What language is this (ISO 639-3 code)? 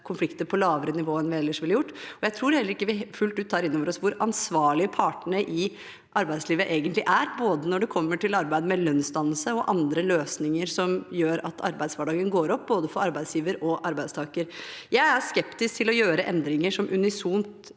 nor